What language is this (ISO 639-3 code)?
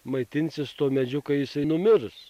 lit